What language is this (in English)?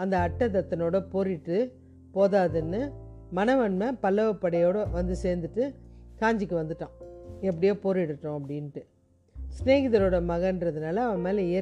Tamil